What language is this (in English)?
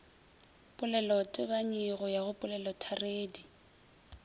Northern Sotho